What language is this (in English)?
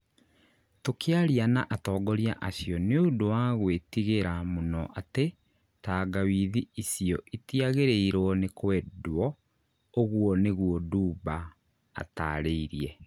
Kikuyu